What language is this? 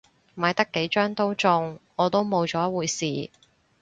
Cantonese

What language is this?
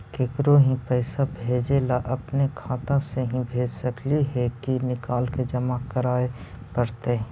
Magahi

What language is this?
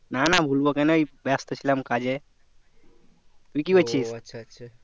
Bangla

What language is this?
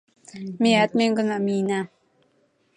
Mari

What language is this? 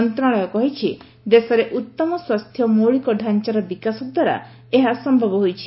Odia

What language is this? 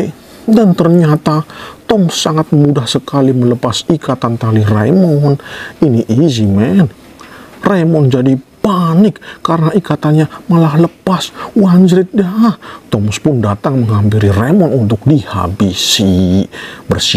Indonesian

